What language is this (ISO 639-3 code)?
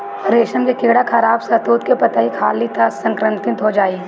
bho